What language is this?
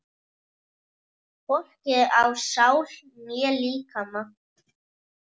Icelandic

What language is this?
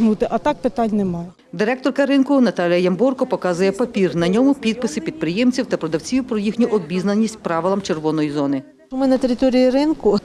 Ukrainian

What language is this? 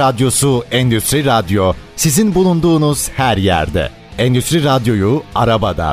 Turkish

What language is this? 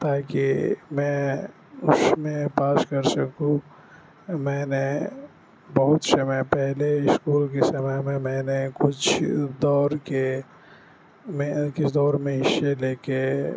Urdu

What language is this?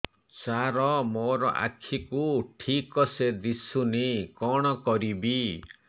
Odia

